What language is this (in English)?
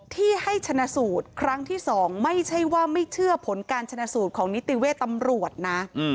Thai